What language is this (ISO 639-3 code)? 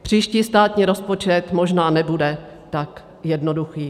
ces